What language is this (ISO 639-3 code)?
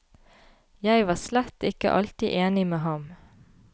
nor